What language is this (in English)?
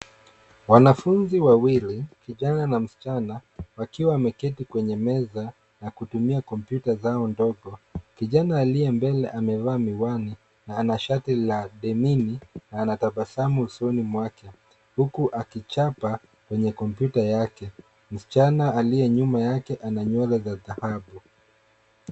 Swahili